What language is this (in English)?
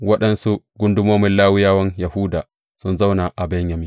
Hausa